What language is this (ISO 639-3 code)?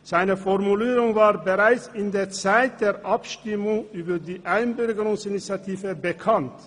gsw